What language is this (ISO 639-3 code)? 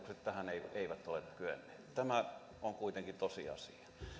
fin